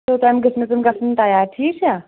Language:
Kashmiri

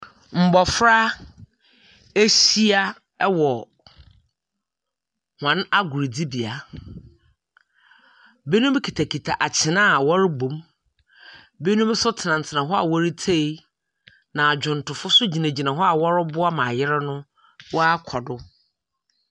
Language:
Akan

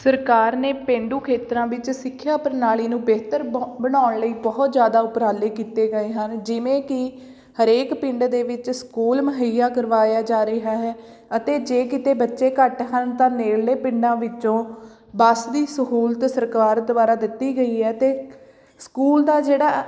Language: Punjabi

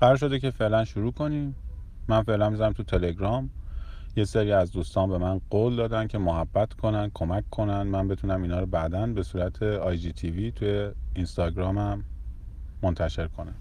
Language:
Persian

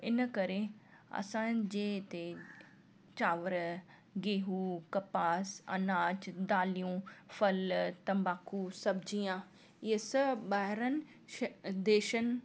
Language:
Sindhi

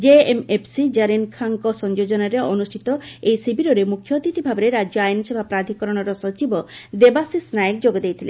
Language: Odia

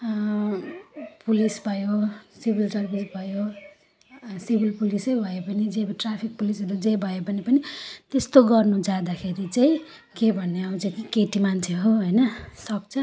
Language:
Nepali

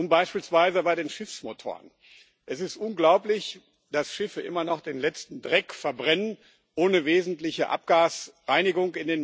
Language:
German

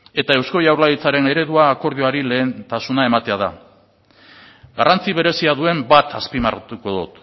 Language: Basque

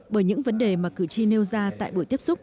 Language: Vietnamese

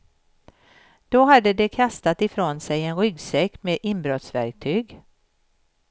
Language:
Swedish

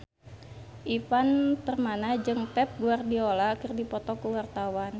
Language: Sundanese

